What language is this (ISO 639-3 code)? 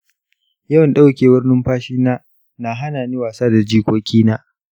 hau